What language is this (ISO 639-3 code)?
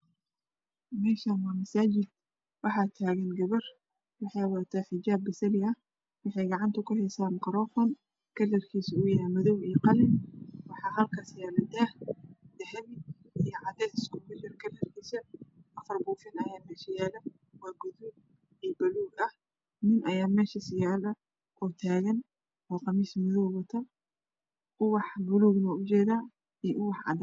som